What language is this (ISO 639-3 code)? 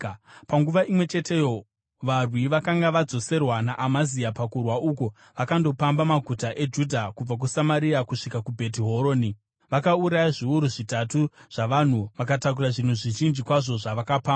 sna